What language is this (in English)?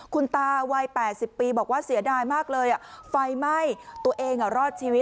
Thai